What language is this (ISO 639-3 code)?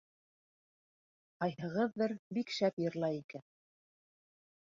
bak